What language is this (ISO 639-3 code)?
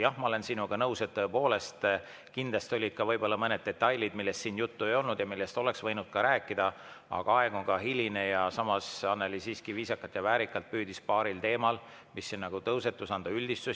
est